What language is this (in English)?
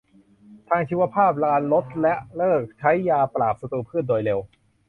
Thai